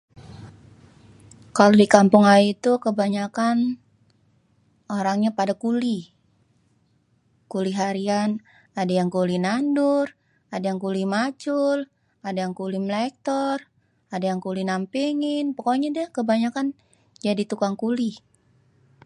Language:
Betawi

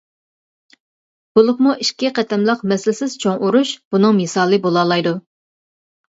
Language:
Uyghur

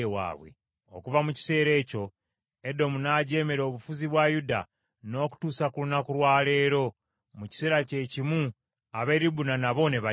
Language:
Ganda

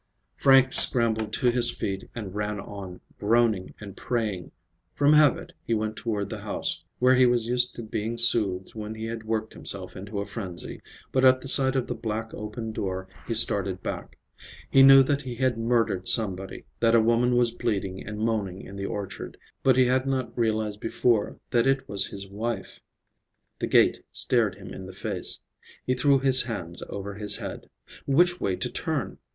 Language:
English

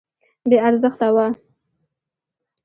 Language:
Pashto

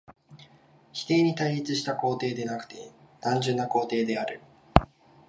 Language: Japanese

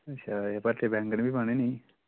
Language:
Dogri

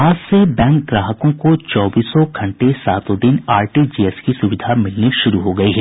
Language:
Hindi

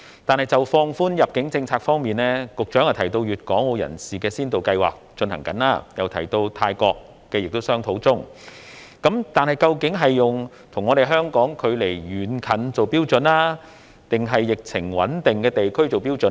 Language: Cantonese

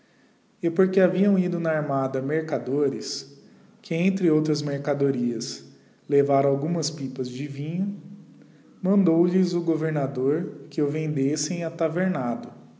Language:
Portuguese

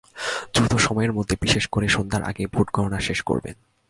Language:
Bangla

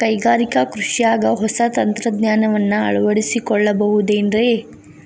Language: Kannada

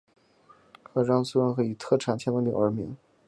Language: Chinese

